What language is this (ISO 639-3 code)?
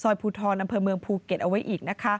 tha